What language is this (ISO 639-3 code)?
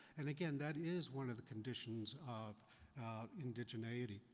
eng